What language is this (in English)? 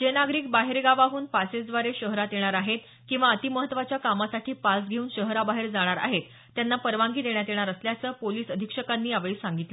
Marathi